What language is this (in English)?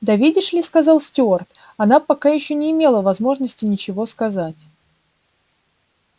Russian